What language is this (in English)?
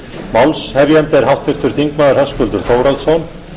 Icelandic